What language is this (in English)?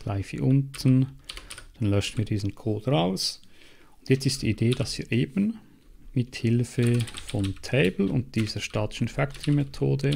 German